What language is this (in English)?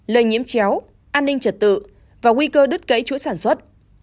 Vietnamese